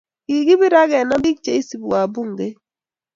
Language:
Kalenjin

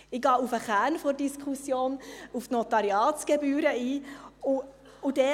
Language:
Swiss German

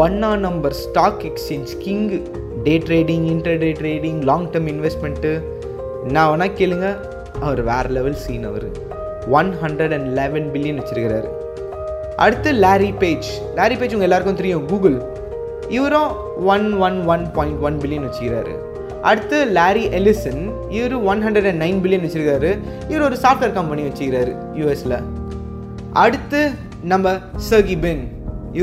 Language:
Tamil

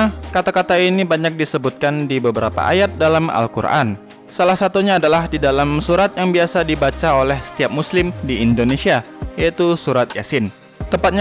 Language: Indonesian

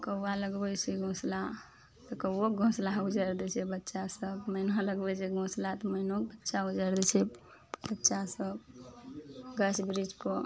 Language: Maithili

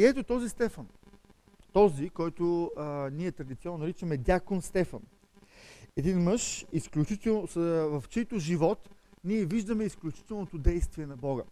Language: Bulgarian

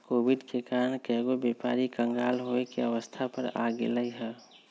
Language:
Magahi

